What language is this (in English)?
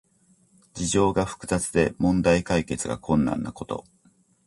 Japanese